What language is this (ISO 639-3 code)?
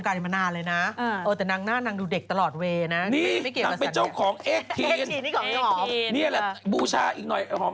tha